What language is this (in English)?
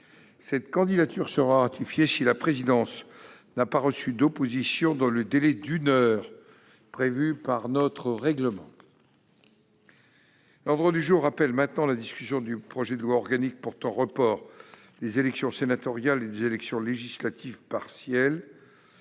French